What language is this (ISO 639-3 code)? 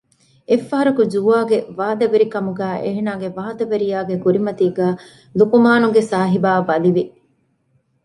div